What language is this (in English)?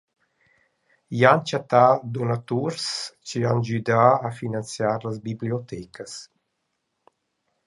Romansh